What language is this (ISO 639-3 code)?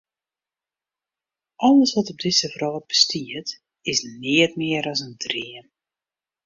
fry